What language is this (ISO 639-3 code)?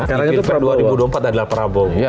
ind